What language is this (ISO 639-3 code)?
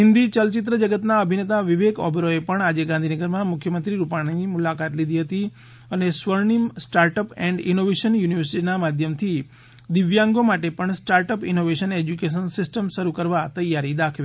guj